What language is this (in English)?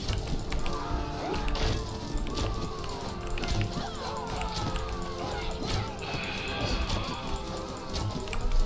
English